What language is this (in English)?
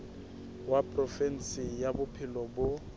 Southern Sotho